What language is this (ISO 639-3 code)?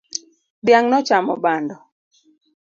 luo